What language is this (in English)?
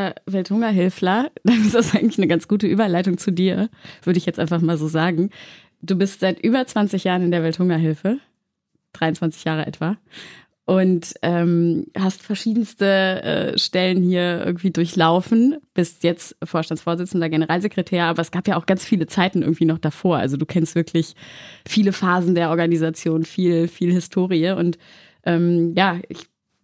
German